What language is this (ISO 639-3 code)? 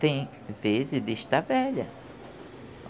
por